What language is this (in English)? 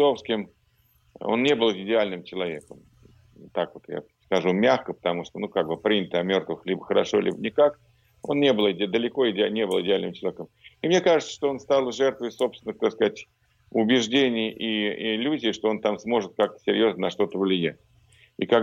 Russian